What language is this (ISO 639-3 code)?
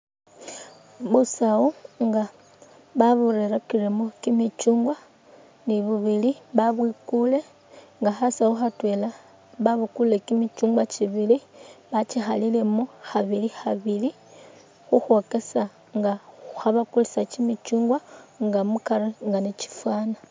myx